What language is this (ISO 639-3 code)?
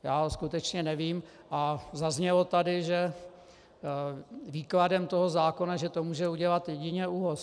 ces